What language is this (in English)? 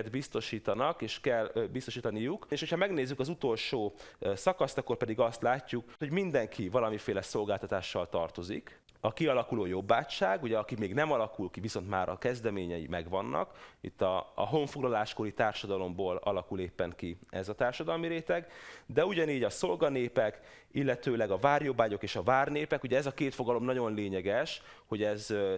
Hungarian